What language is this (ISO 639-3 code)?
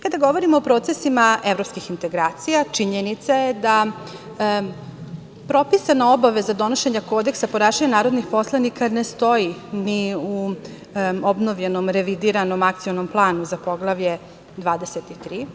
srp